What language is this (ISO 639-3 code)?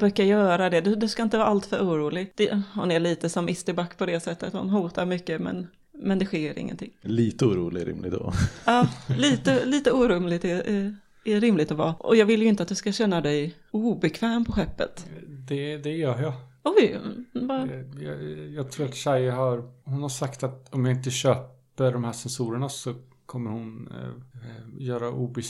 swe